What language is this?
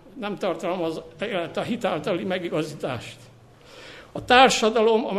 Hungarian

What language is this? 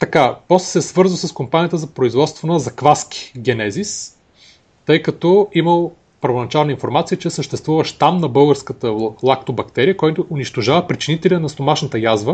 Bulgarian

